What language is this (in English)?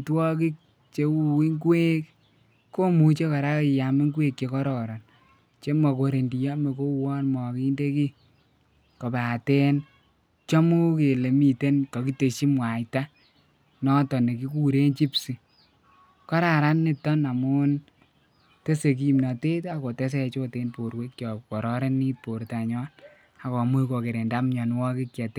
Kalenjin